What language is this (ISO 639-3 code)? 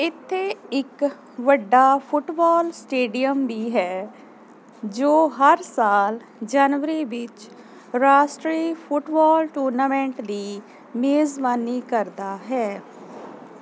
pan